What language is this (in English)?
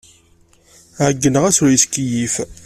Kabyle